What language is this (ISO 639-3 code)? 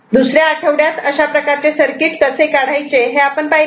mar